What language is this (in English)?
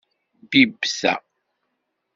Kabyle